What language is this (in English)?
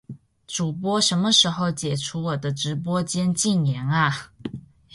Chinese